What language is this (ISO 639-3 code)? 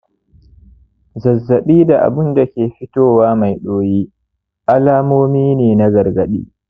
hau